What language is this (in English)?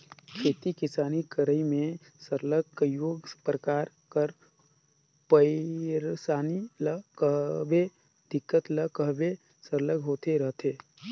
Chhattisgarhi